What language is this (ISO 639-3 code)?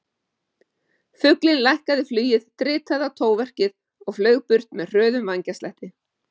isl